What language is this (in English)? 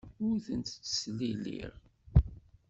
Kabyle